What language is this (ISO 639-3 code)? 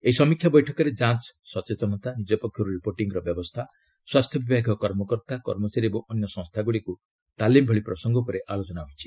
ori